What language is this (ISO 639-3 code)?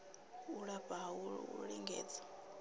ven